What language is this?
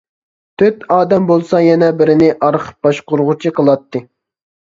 Uyghur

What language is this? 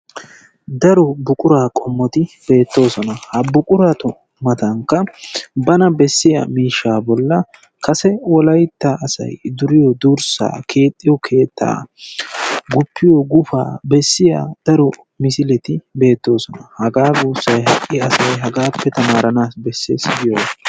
Wolaytta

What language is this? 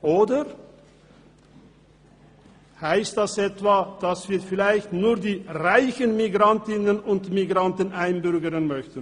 Swiss German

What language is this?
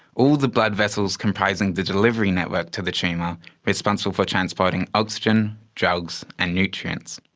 English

